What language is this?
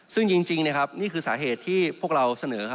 Thai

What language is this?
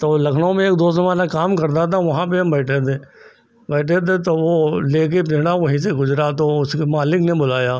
Hindi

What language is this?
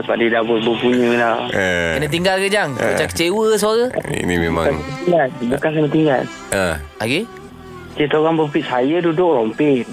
Malay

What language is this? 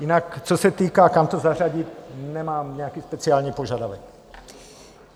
Czech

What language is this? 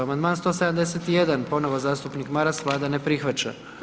Croatian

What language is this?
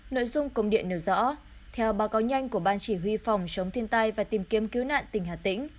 Vietnamese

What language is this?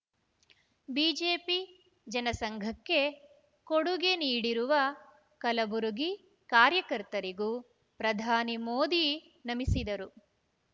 Kannada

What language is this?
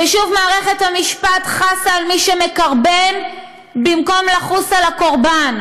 Hebrew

